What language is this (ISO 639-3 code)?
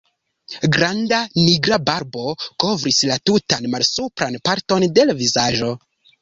epo